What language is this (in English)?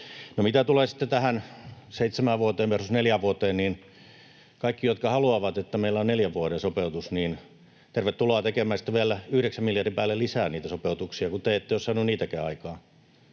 Finnish